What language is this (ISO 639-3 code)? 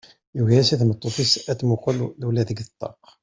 kab